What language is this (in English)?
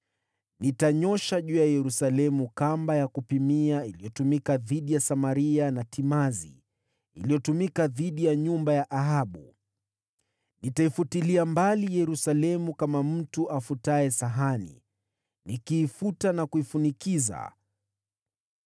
Swahili